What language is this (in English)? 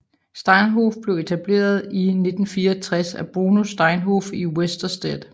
Danish